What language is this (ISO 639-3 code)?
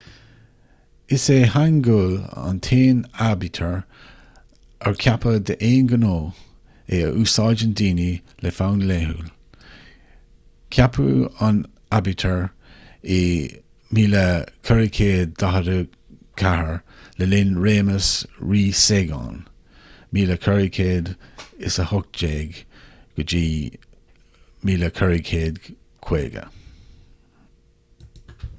gle